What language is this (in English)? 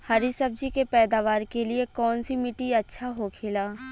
Bhojpuri